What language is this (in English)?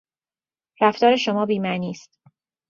Persian